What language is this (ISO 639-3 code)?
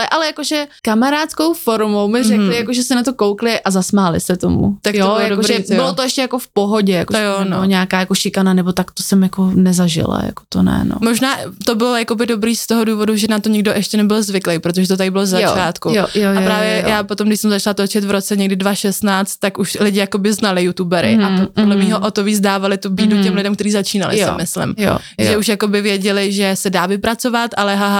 ces